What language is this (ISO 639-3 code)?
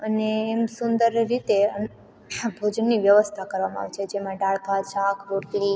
guj